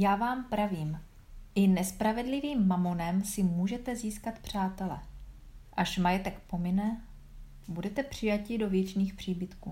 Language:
Czech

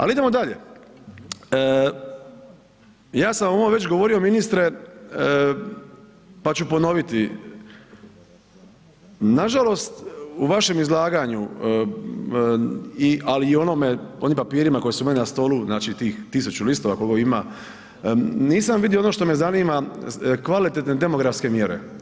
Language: Croatian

